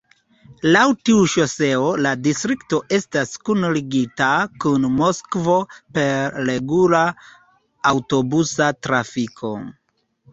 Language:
Esperanto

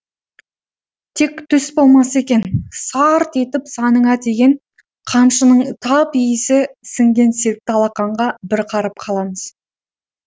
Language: Kazakh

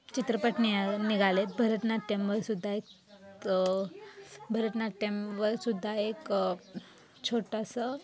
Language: Marathi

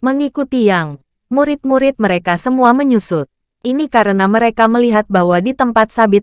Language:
Indonesian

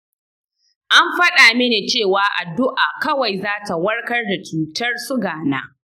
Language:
Hausa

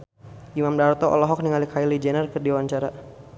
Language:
Sundanese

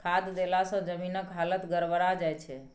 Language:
Maithili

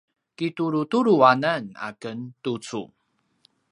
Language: Paiwan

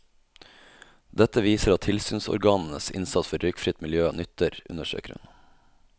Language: Norwegian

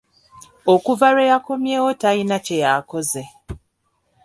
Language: Ganda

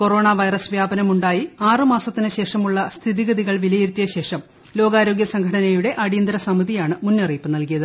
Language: Malayalam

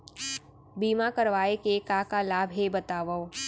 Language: Chhattisgarhi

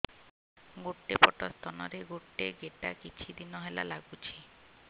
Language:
Odia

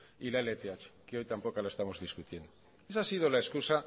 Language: Spanish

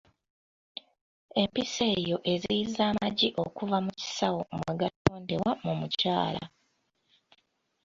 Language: Ganda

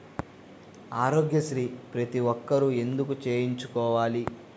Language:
Telugu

